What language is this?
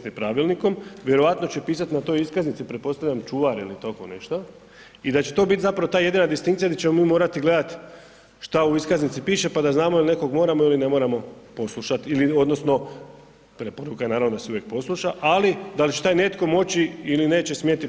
Croatian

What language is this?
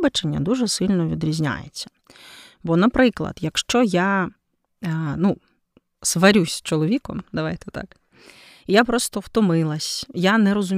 Ukrainian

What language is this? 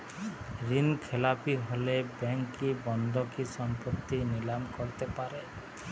Bangla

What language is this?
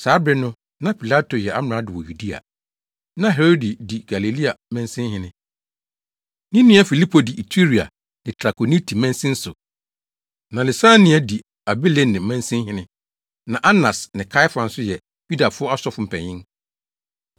Akan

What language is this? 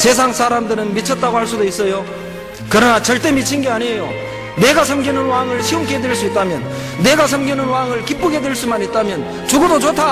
Korean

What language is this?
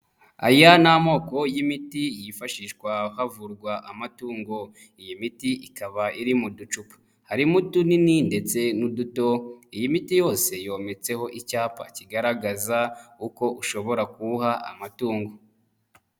Kinyarwanda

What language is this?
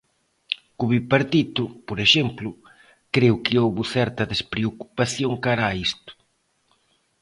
Galician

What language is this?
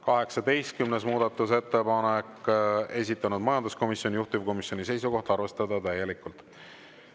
Estonian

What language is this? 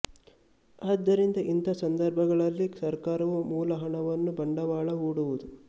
Kannada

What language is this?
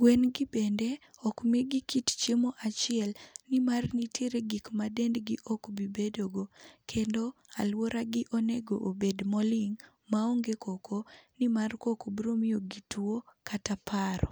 Luo (Kenya and Tanzania)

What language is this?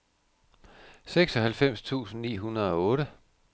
Danish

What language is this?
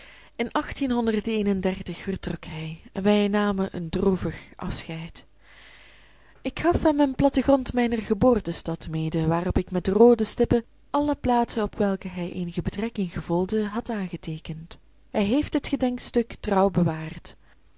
Dutch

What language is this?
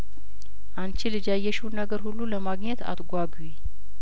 Amharic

